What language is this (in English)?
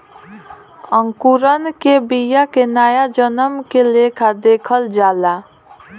Bhojpuri